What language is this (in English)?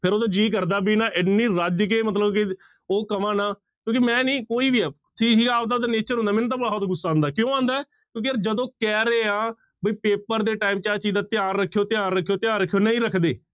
Punjabi